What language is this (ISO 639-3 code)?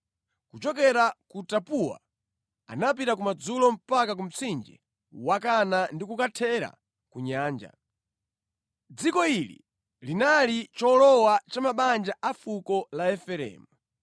nya